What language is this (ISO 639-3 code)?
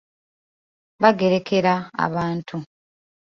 lug